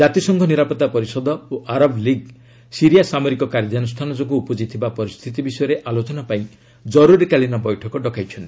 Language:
Odia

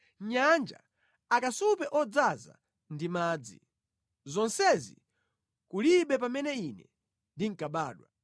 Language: Nyanja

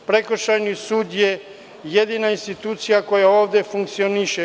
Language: Serbian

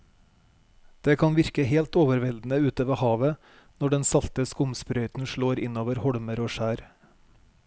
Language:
Norwegian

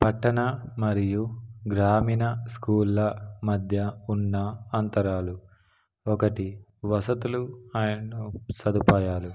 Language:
Telugu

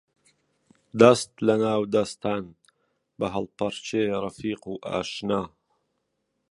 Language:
Central Kurdish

